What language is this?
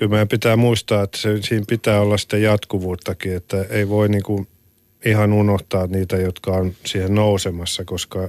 Finnish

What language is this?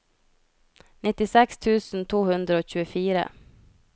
Norwegian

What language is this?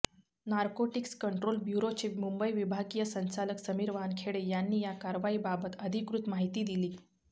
Marathi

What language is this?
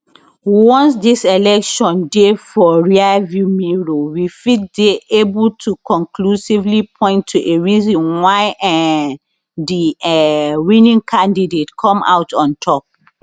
Nigerian Pidgin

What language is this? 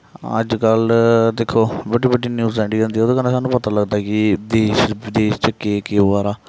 Dogri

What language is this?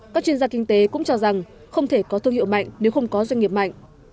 Vietnamese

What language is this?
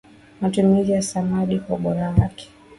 Swahili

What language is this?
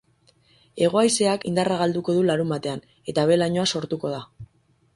Basque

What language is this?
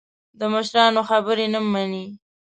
Pashto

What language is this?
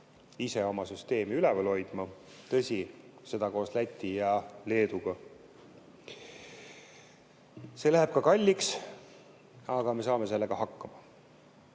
Estonian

